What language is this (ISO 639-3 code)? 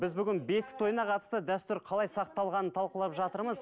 kaz